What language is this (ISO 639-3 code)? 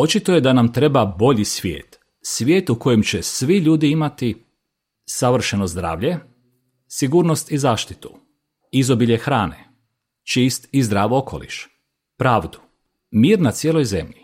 hrv